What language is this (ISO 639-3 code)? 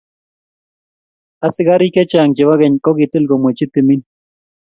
kln